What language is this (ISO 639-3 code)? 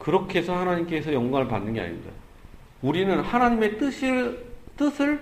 kor